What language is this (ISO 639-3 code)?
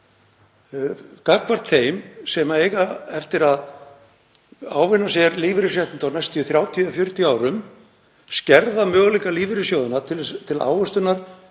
isl